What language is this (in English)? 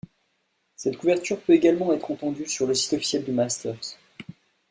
French